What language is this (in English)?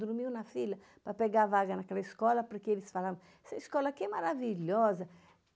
Portuguese